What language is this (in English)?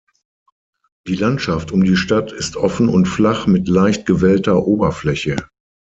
German